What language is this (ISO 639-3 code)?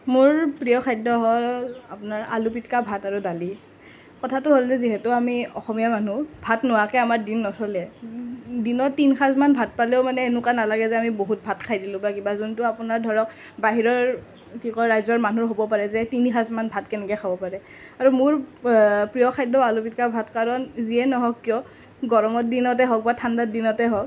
asm